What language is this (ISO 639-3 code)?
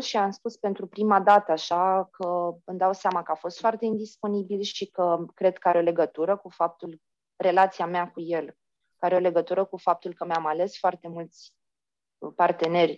ron